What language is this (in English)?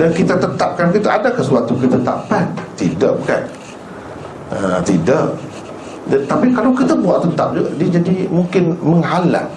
Malay